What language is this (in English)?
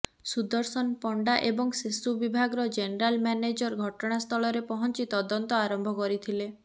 Odia